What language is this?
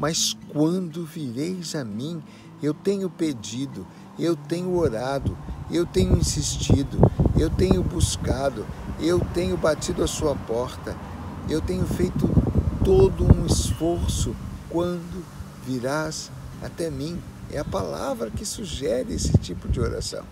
Portuguese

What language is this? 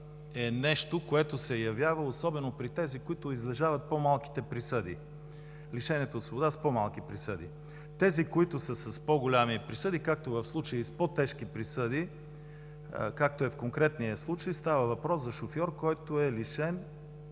Bulgarian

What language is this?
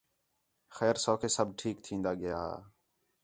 Khetrani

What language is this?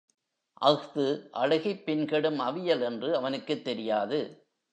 Tamil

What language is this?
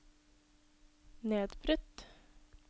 Norwegian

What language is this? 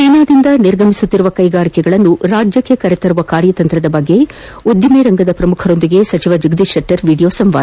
Kannada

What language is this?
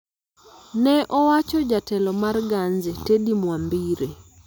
Luo (Kenya and Tanzania)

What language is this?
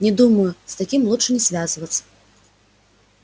Russian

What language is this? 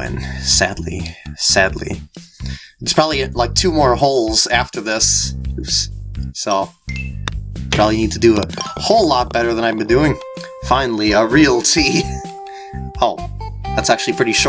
English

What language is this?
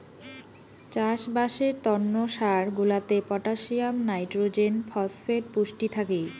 Bangla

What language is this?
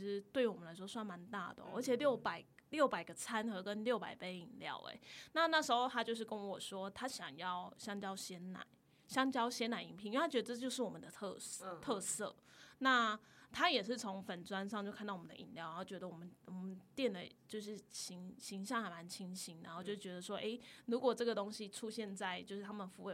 Chinese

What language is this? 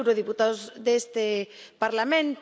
Spanish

